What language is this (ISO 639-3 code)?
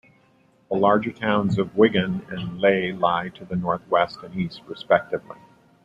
eng